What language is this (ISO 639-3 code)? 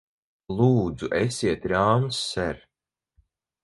lav